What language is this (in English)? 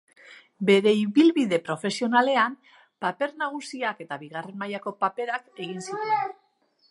Basque